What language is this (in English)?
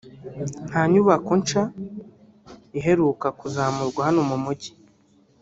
Kinyarwanda